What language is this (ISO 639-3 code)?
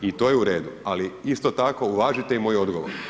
hrv